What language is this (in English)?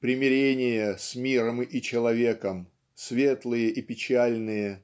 Russian